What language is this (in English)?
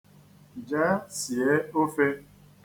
Igbo